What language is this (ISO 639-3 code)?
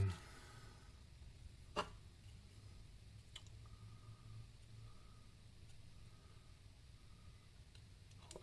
nld